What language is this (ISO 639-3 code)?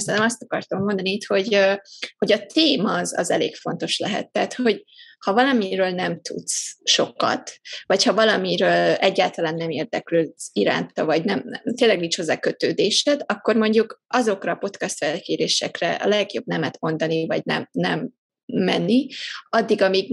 hun